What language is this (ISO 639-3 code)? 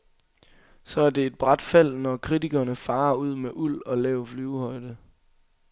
dan